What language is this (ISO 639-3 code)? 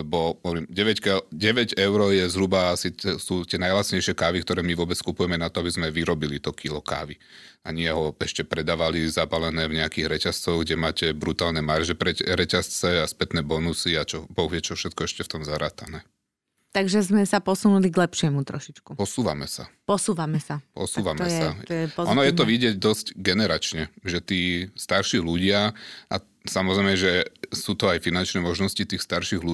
slk